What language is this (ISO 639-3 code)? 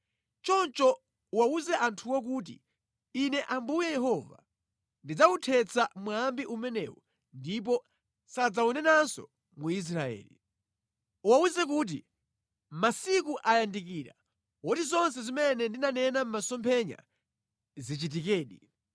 nya